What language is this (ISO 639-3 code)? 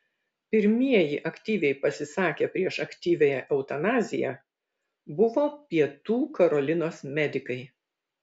lit